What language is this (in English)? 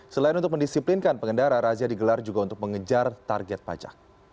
Indonesian